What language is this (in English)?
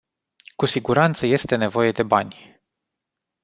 Romanian